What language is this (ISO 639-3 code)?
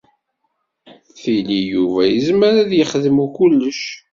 kab